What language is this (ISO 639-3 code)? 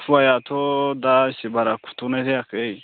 brx